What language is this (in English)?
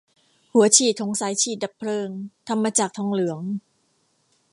Thai